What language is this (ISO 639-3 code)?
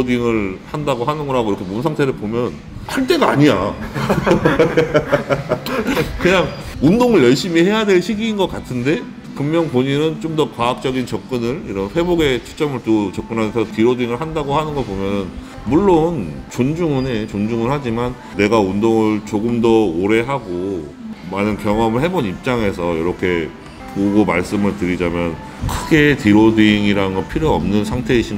kor